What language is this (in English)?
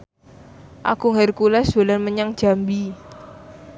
Javanese